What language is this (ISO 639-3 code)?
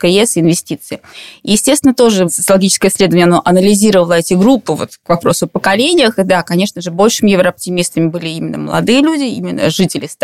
rus